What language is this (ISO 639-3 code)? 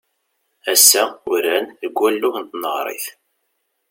kab